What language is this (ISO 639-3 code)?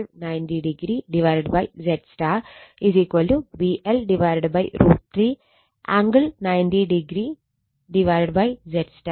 mal